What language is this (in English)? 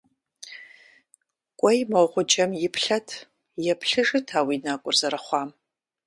Kabardian